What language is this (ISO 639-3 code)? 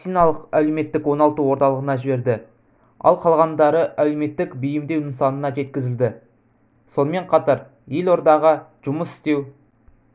kaz